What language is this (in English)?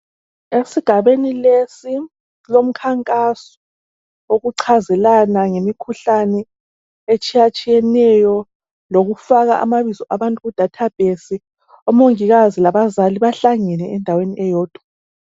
North Ndebele